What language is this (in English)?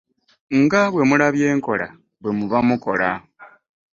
Ganda